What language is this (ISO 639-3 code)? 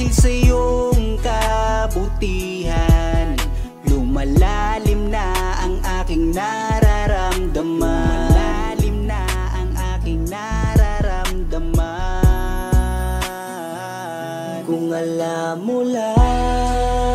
fil